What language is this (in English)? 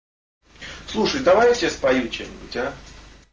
Russian